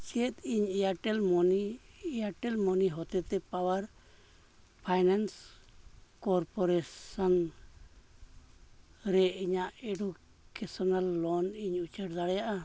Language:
Santali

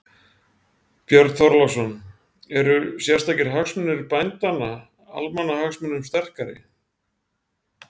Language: Icelandic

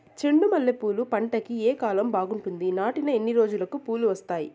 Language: Telugu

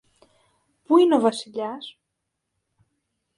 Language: Greek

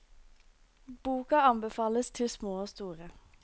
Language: Norwegian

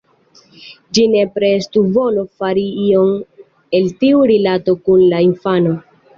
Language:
Esperanto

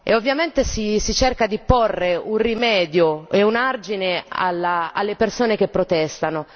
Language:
Italian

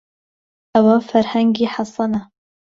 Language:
Central Kurdish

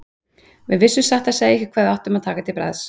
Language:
Icelandic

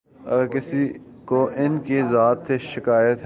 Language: Urdu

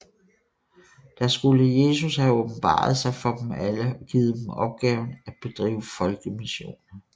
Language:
Danish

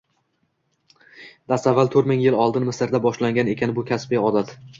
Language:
Uzbek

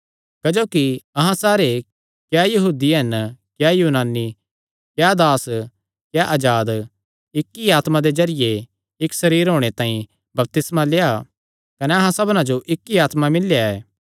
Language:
Kangri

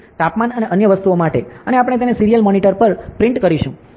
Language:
Gujarati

